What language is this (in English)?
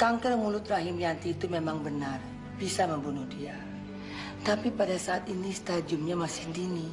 Indonesian